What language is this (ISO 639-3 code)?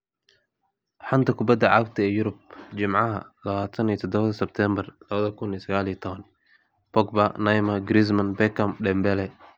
som